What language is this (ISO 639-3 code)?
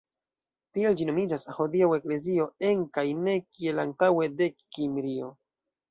epo